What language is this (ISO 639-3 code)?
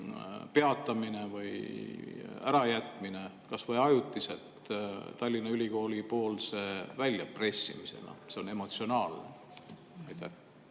est